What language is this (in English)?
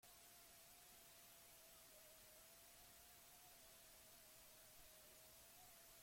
Basque